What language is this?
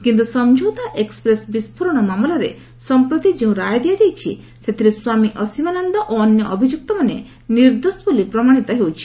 Odia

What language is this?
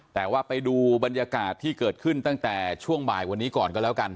Thai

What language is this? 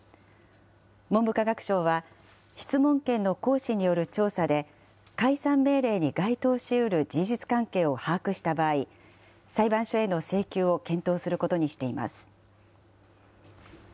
Japanese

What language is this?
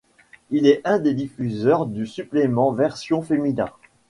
French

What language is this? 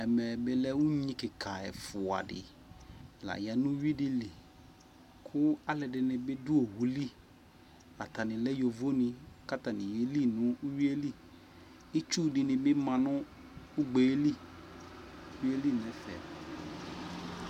Ikposo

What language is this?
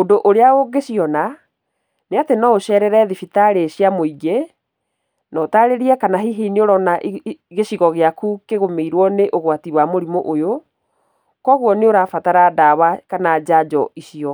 Kikuyu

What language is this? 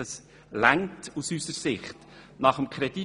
Swiss German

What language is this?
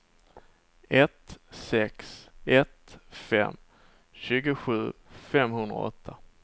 Swedish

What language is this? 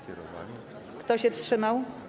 Polish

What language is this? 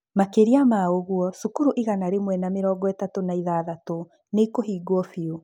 Kikuyu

